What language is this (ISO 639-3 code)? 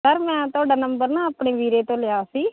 pan